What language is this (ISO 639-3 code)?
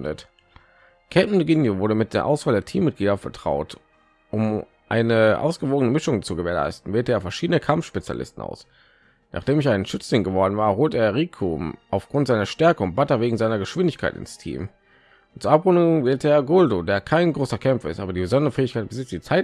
deu